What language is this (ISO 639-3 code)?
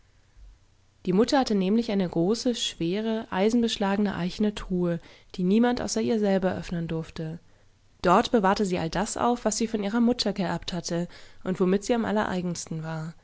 deu